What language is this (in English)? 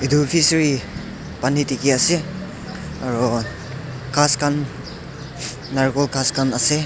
Naga Pidgin